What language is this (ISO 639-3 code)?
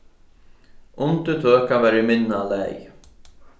fao